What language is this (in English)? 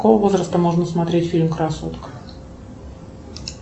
Russian